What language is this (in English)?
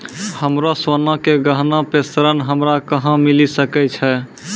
Maithili